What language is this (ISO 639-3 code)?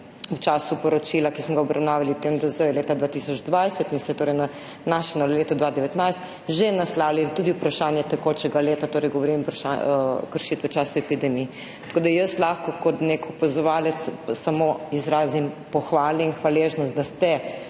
slv